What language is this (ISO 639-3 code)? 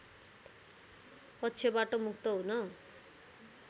nep